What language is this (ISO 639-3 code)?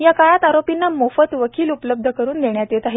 mar